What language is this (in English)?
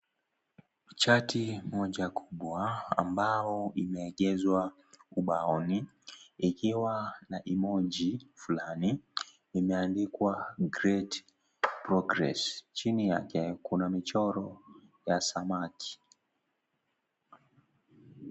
Swahili